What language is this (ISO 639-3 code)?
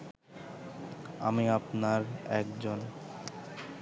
ben